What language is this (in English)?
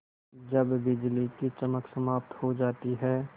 Hindi